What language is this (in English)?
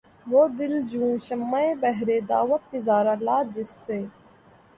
Urdu